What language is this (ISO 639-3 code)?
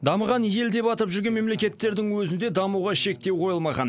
kaz